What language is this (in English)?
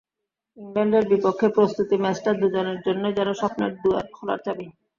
Bangla